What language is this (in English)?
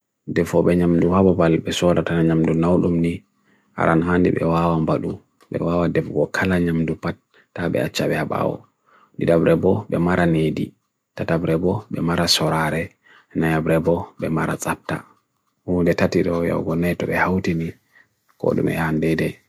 Bagirmi Fulfulde